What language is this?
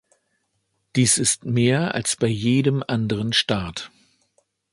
German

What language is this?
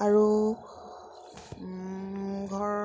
Assamese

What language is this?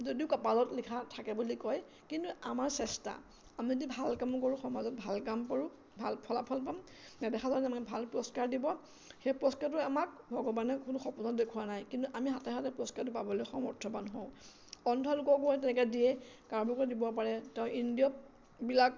Assamese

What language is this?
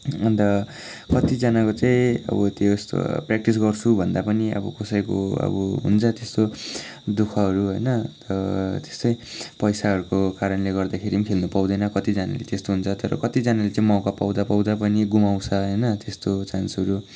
Nepali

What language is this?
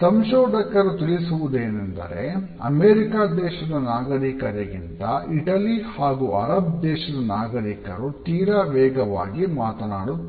Kannada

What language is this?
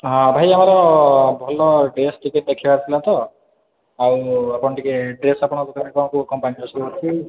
Odia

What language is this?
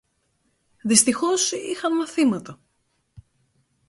Greek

